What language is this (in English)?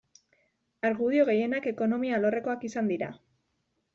Basque